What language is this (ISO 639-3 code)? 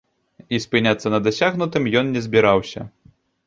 bel